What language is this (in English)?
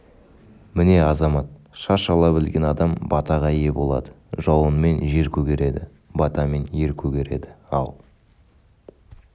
Kazakh